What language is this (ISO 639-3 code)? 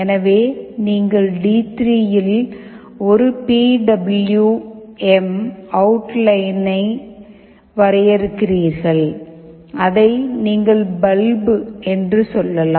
tam